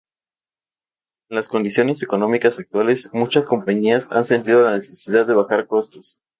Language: Spanish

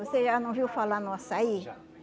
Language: Portuguese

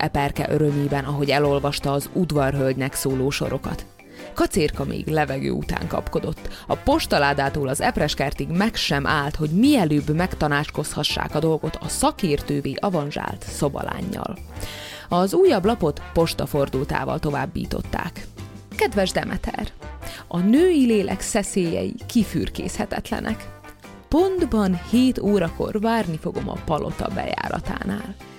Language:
Hungarian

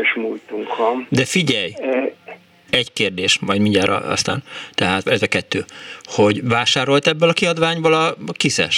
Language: Hungarian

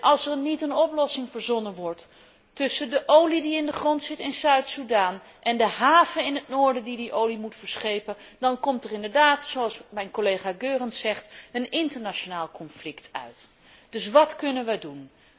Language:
Dutch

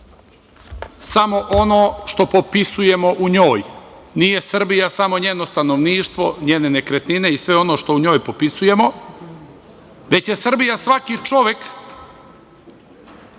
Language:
Serbian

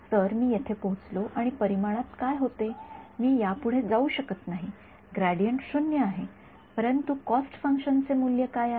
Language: Marathi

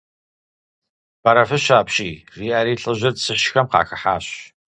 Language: Kabardian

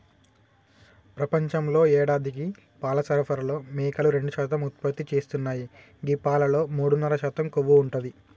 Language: Telugu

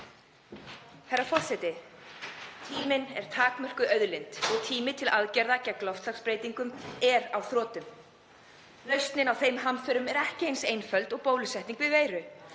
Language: Icelandic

